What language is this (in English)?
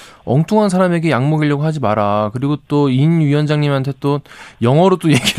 Korean